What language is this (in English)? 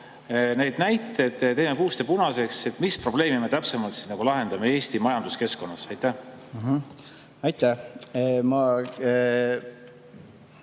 Estonian